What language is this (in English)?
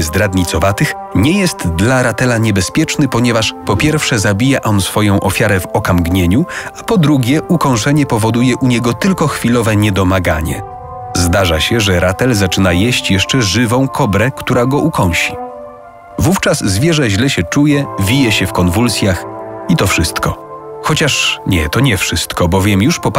Polish